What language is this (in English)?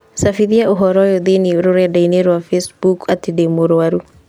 Kikuyu